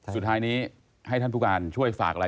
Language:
Thai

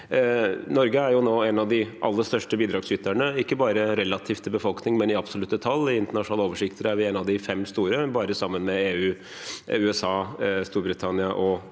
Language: Norwegian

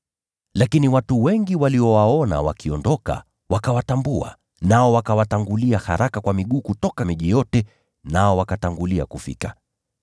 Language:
Swahili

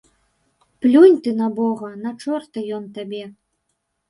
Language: Belarusian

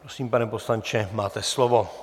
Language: Czech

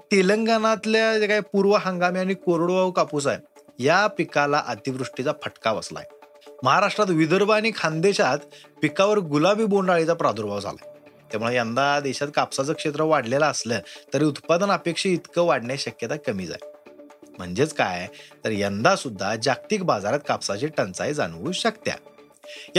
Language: Marathi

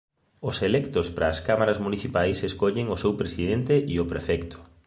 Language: Galician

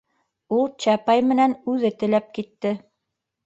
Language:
Bashkir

